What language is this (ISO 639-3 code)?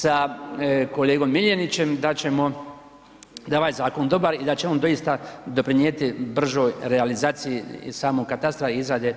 hrv